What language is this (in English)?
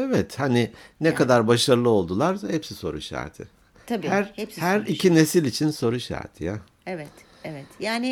Turkish